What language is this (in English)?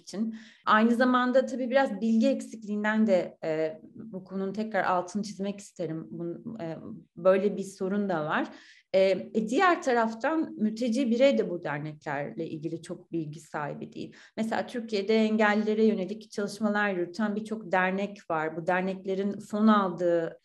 Turkish